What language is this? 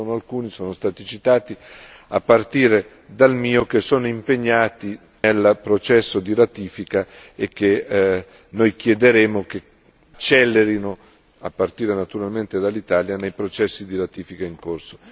Italian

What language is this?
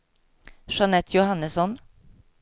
Swedish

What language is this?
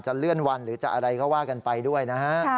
Thai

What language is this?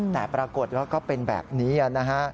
Thai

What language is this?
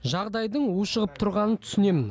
Kazakh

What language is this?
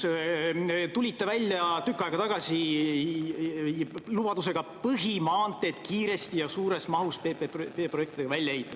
Estonian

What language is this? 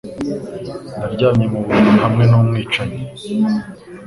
Kinyarwanda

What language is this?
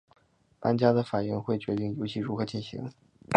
Chinese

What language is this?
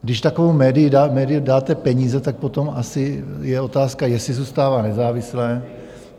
Czech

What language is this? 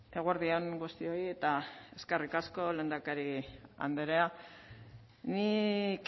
Basque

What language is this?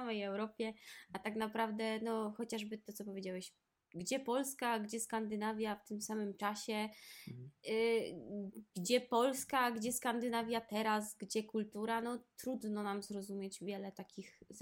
Polish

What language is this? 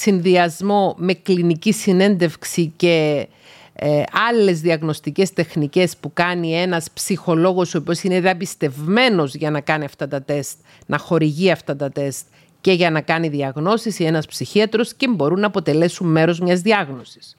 Greek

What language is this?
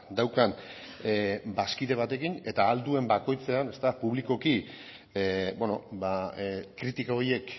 Basque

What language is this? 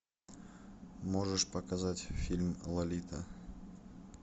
Russian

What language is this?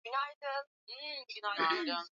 Swahili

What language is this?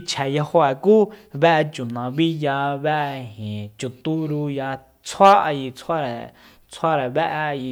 Soyaltepec Mazatec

